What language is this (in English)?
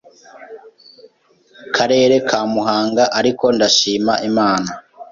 Kinyarwanda